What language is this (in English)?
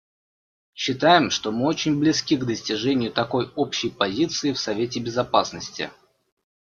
Russian